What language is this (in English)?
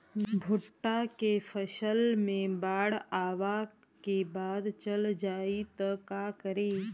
Bhojpuri